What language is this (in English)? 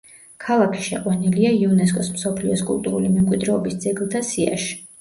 Georgian